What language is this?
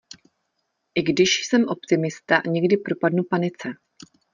Czech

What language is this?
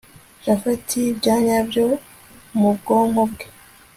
Kinyarwanda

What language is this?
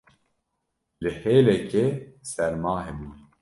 Kurdish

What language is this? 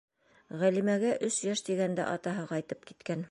Bashkir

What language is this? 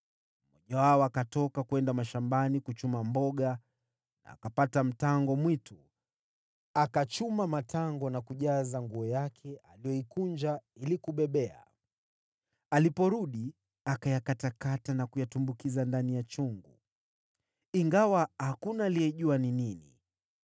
Swahili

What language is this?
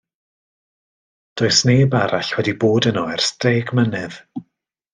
Welsh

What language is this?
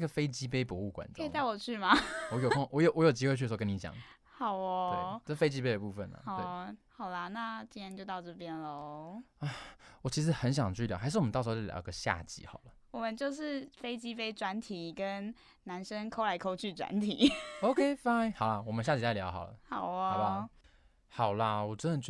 Chinese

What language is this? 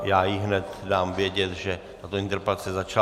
Czech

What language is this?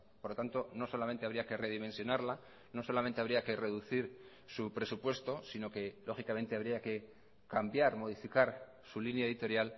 Spanish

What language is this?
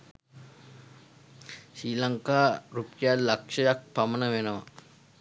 Sinhala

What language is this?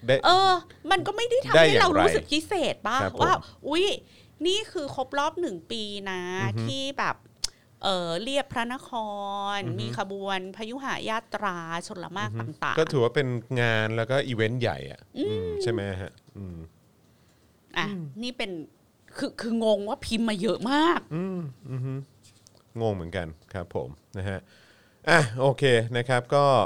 Thai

